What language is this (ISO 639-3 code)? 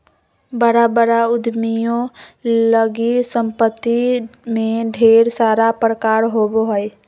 mag